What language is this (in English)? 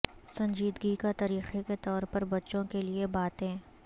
Urdu